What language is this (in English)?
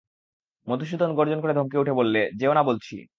Bangla